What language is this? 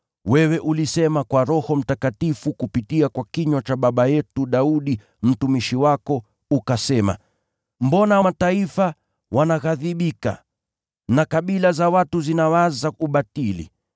Swahili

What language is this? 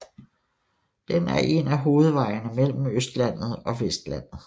Danish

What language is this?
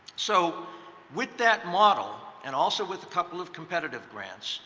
English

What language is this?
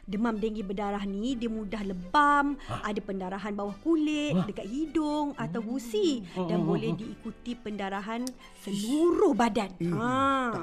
Malay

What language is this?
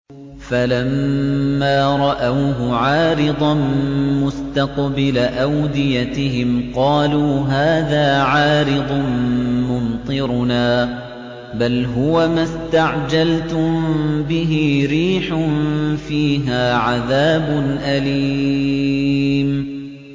Arabic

